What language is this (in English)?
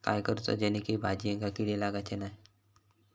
Marathi